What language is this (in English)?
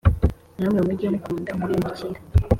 Kinyarwanda